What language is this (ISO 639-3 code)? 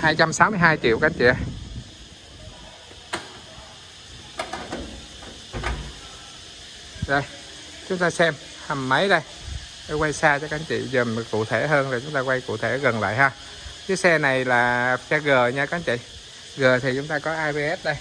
vie